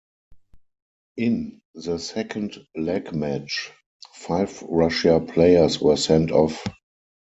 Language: English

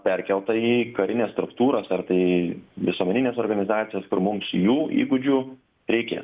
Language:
Lithuanian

